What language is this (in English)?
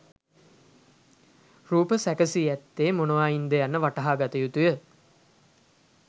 Sinhala